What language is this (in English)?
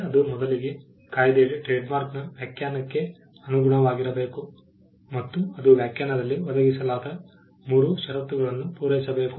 Kannada